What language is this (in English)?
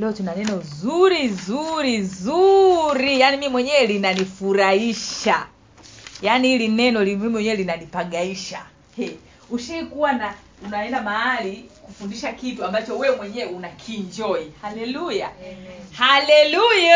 Swahili